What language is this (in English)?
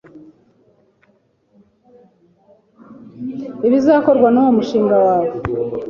Kinyarwanda